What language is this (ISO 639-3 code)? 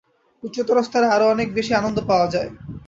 ben